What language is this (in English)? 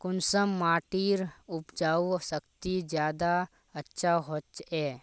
Magahi